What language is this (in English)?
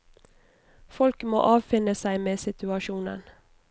Norwegian